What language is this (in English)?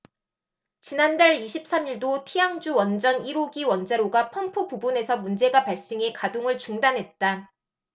Korean